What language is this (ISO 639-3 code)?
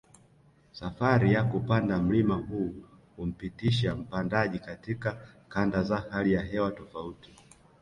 swa